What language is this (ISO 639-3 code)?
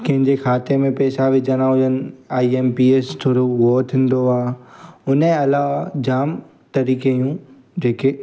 snd